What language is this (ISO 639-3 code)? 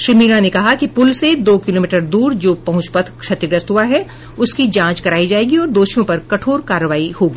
hin